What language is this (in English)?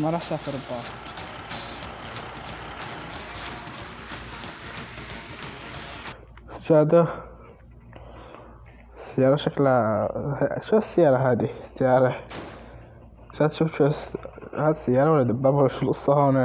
Arabic